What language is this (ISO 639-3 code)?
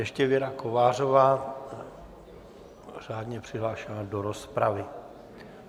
ces